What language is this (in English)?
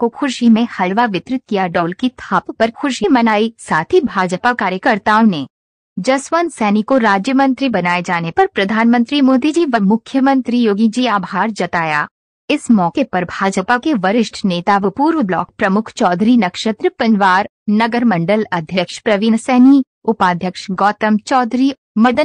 Hindi